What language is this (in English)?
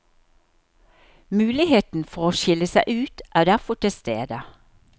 Norwegian